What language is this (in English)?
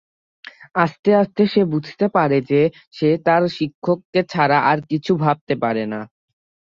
Bangla